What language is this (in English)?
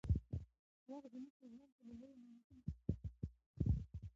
Pashto